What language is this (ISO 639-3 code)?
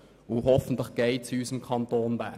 gsw